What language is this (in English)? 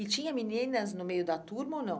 Portuguese